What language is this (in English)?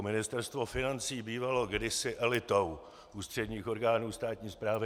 Czech